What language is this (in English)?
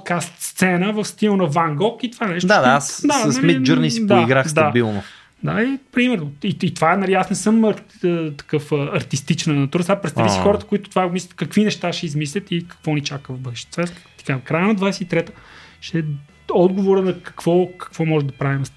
Bulgarian